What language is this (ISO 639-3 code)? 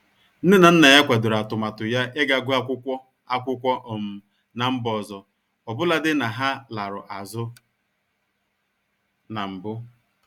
ibo